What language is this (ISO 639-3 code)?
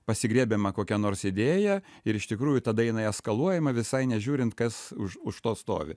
lit